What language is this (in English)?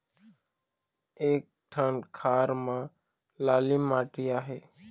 Chhattisgarhi